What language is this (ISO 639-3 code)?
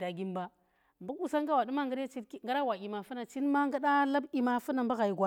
ttr